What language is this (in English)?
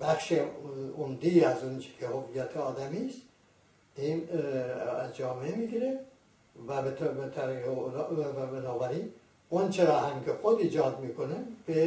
Persian